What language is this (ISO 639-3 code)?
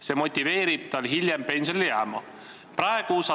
est